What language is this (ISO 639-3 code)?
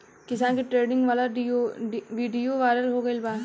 bho